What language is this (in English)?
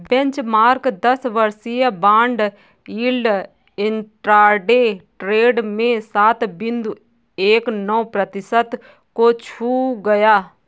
Hindi